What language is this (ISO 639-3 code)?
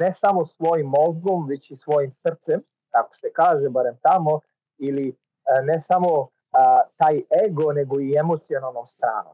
hrv